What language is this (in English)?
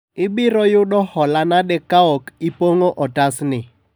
Luo (Kenya and Tanzania)